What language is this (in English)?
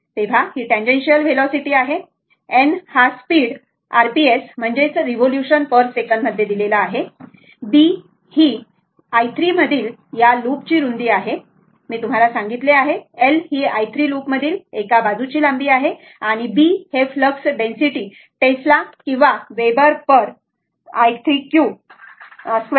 Marathi